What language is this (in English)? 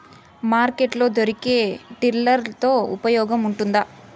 Telugu